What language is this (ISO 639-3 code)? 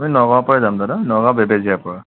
asm